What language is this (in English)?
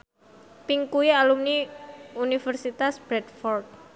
Javanese